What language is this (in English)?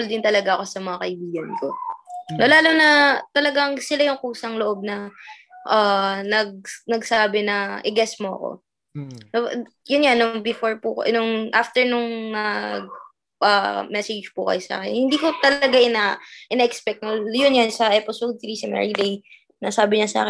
Filipino